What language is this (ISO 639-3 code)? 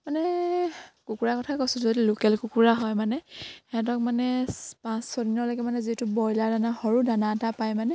asm